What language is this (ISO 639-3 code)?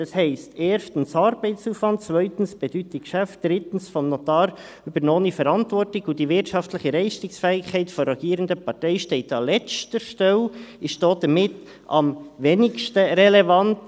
gsw